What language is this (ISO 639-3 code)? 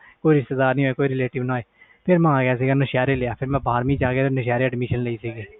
pan